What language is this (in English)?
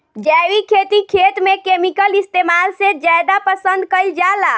Bhojpuri